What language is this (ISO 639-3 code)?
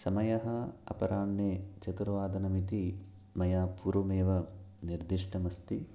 san